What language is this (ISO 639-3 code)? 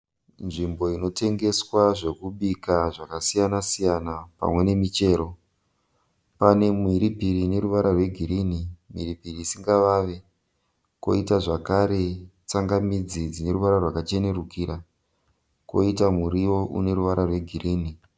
sna